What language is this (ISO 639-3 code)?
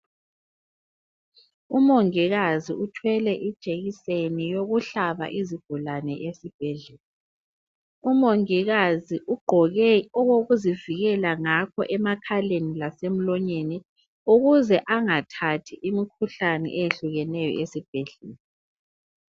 nde